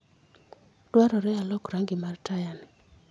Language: Luo (Kenya and Tanzania)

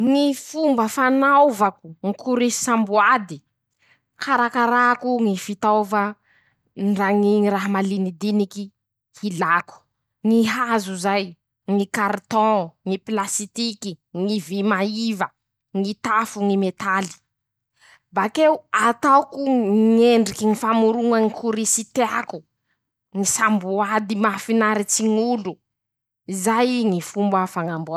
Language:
Masikoro Malagasy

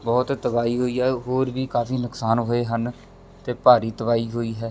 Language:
Punjabi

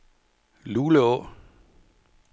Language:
Danish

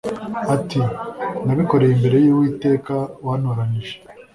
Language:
Kinyarwanda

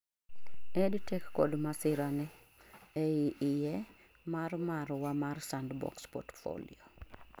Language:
Luo (Kenya and Tanzania)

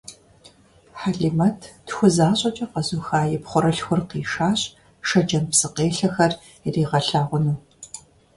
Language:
Kabardian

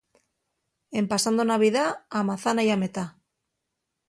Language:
Asturian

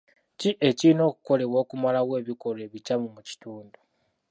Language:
Ganda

